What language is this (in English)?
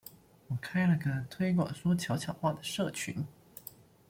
Chinese